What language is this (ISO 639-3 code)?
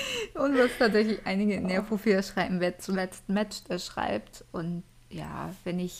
deu